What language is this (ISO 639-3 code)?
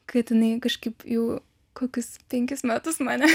lit